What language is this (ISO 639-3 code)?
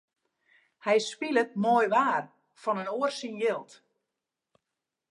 fry